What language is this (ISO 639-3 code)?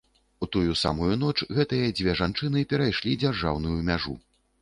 bel